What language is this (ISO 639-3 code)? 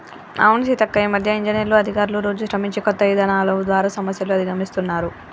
tel